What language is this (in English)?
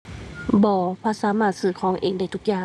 Thai